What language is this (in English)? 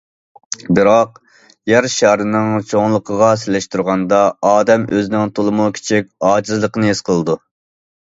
Uyghur